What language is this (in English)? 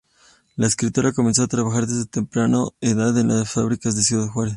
Spanish